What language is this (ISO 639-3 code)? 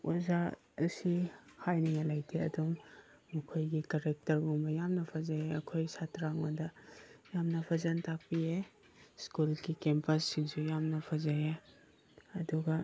mni